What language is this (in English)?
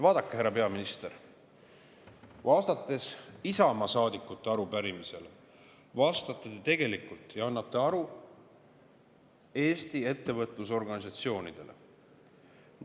Estonian